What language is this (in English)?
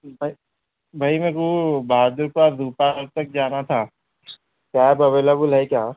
Urdu